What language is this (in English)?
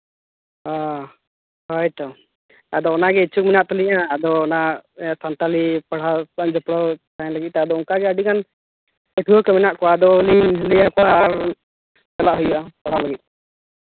Santali